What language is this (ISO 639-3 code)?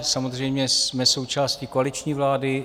ces